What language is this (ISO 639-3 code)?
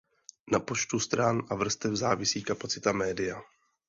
ces